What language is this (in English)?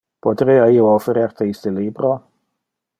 Interlingua